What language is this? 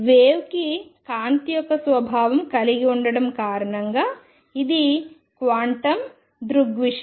Telugu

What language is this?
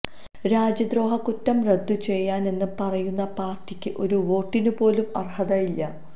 Malayalam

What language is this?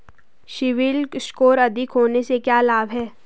Hindi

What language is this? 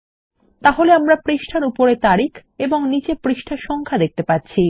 Bangla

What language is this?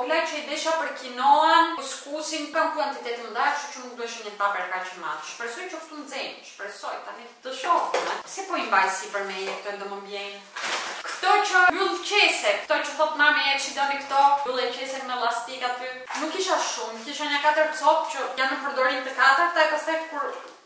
Romanian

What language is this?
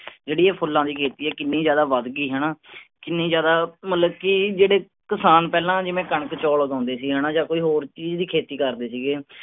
Punjabi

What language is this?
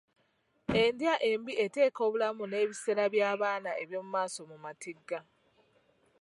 Ganda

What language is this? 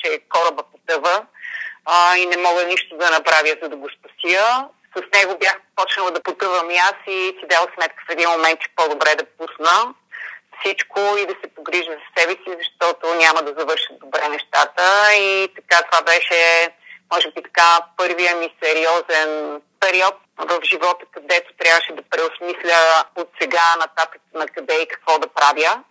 Bulgarian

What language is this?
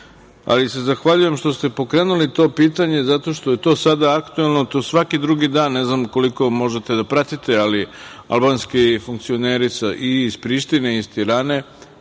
Serbian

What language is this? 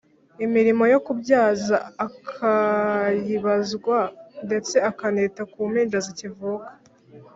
Kinyarwanda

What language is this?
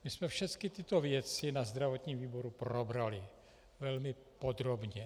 Czech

